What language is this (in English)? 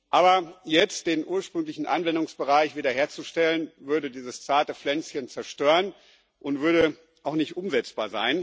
German